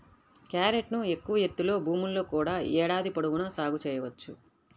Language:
Telugu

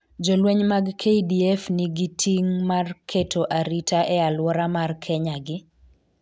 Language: Luo (Kenya and Tanzania)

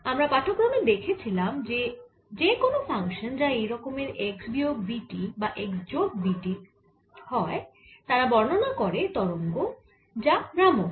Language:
Bangla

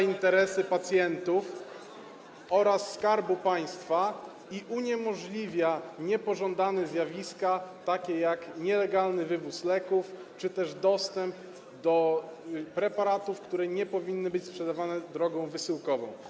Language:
Polish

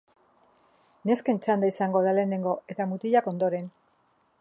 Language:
Basque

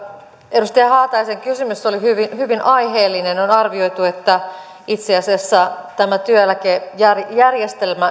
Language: Finnish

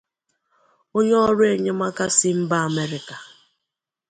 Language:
Igbo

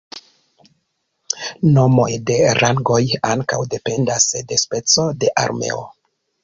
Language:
Esperanto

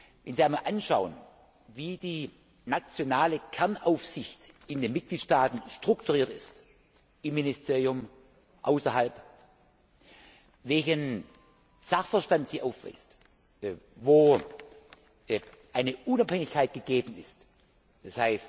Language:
German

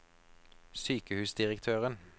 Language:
Norwegian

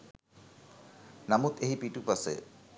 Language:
Sinhala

